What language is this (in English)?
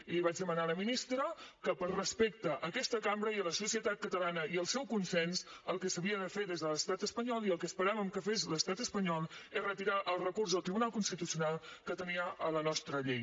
Catalan